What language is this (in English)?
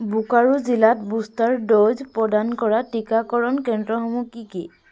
Assamese